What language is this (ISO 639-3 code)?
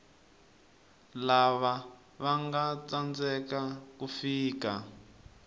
tso